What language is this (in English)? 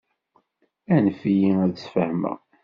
Kabyle